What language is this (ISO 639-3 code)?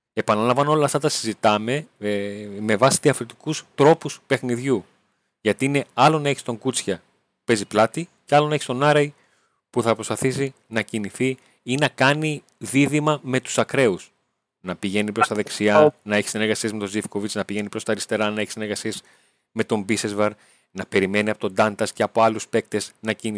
ell